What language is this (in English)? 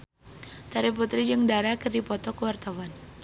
Sundanese